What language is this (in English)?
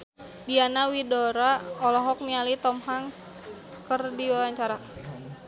Sundanese